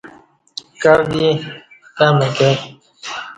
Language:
Kati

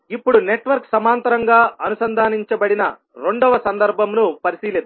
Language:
Telugu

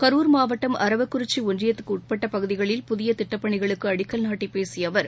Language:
Tamil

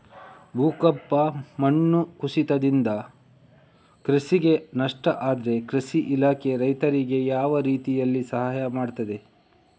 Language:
Kannada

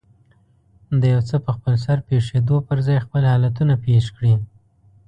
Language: Pashto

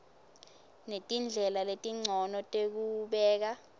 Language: Swati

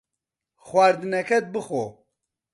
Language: Central Kurdish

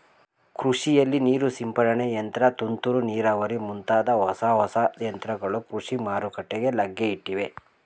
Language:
Kannada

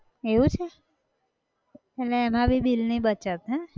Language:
Gujarati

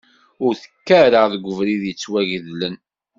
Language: Kabyle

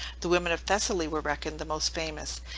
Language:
English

